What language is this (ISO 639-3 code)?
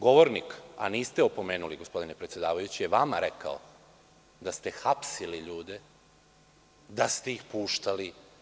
srp